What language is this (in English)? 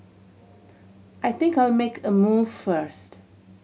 English